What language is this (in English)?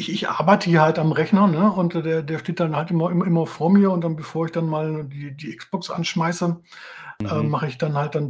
German